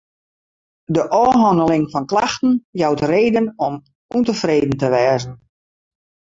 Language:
Western Frisian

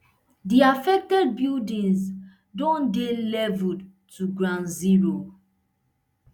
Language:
Nigerian Pidgin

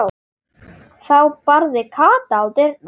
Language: Icelandic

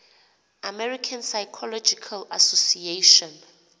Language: Xhosa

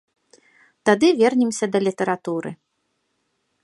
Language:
Belarusian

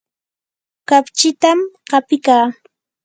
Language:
Yanahuanca Pasco Quechua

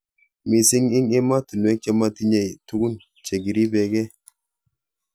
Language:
Kalenjin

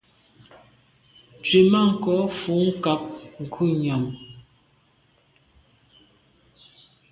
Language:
Medumba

